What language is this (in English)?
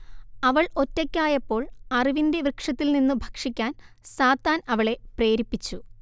Malayalam